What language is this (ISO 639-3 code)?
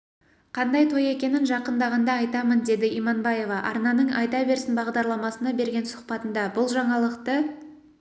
kaz